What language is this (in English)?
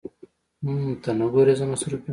Pashto